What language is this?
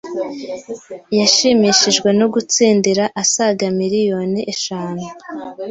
Kinyarwanda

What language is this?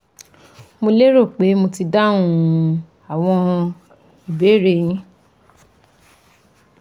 Yoruba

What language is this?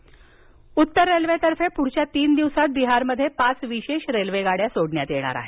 Marathi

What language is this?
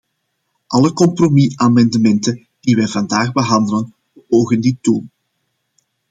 Dutch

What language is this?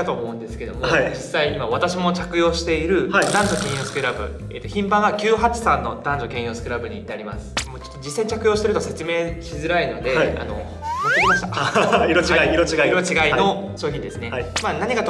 Japanese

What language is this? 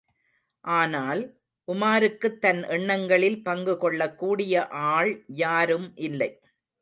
Tamil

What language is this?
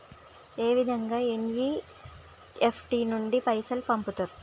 Telugu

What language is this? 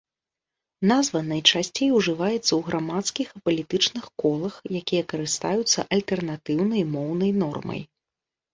Belarusian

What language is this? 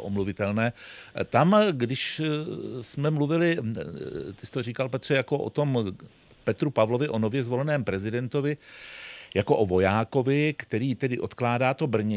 Czech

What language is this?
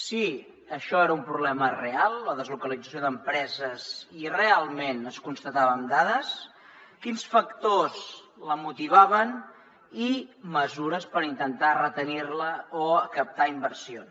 Catalan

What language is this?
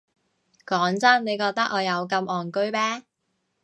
Cantonese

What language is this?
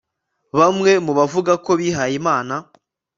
Kinyarwanda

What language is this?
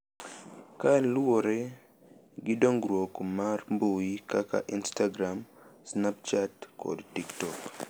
Luo (Kenya and Tanzania)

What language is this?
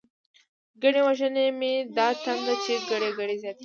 Pashto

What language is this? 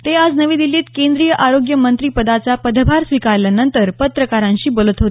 Marathi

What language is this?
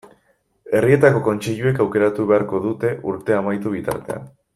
Basque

